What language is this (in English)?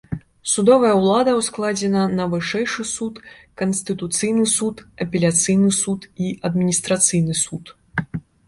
Belarusian